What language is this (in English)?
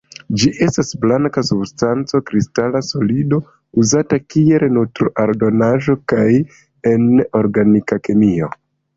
Esperanto